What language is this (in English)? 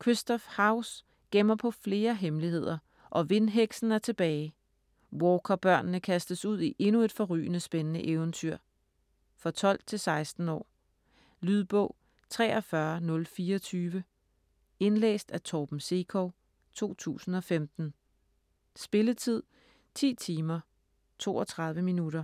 Danish